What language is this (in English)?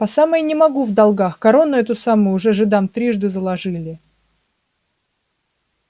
Russian